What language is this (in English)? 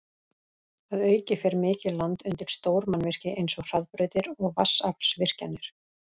Icelandic